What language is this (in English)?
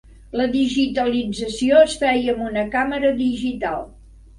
Catalan